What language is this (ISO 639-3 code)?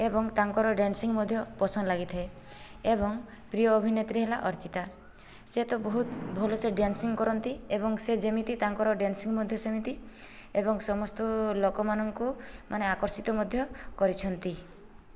ori